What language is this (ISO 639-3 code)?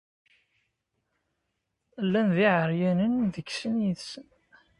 kab